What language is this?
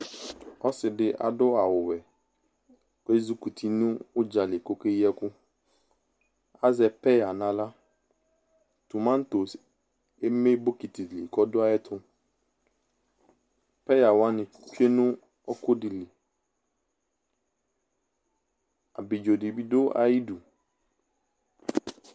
Ikposo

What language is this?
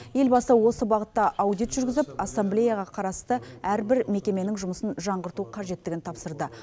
Kazakh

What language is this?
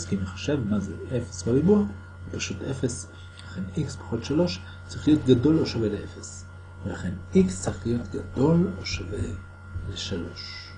Hebrew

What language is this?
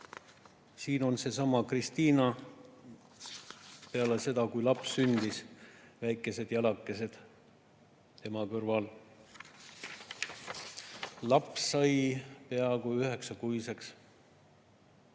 Estonian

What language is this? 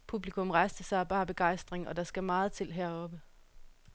Danish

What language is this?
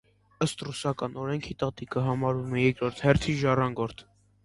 Armenian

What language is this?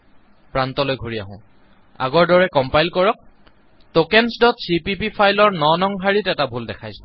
Assamese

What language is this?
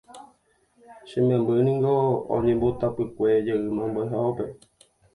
Guarani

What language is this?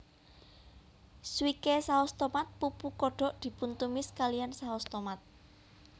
Javanese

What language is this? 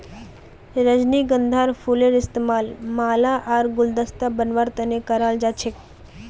Magahi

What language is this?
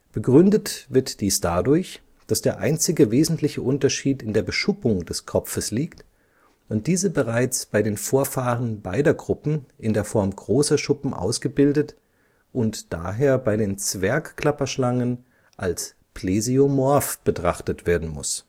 German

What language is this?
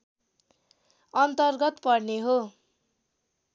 Nepali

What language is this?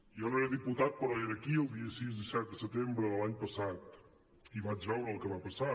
Catalan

